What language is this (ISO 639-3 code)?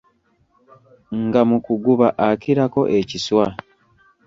lug